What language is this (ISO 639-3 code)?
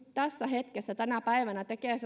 fin